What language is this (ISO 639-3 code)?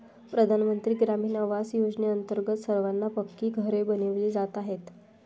mar